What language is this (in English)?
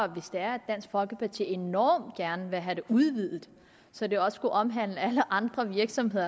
Danish